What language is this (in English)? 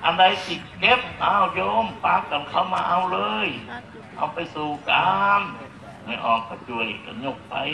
Thai